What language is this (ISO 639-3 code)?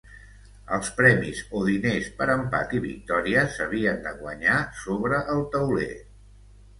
cat